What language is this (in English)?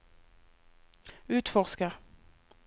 Norwegian